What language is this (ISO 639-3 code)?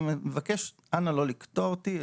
heb